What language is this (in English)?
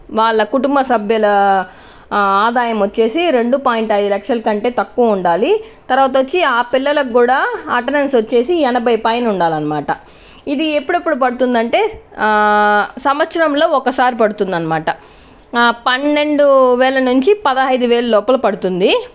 Telugu